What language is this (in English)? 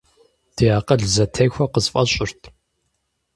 Kabardian